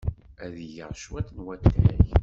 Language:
Kabyle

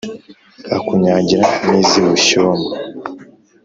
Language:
Kinyarwanda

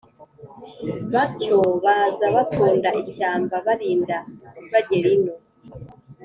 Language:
Kinyarwanda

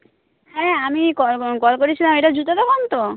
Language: Bangla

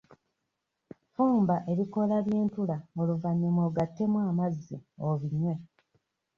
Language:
Ganda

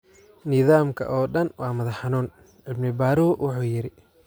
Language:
Somali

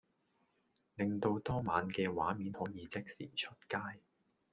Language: Cantonese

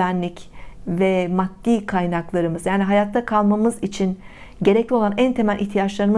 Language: Turkish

